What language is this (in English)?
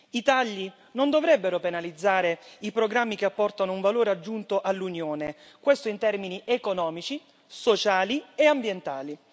Italian